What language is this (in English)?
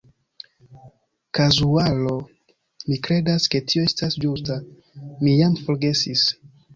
Esperanto